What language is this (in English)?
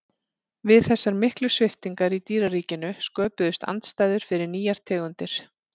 Icelandic